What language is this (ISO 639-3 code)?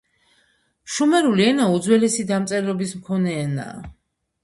kat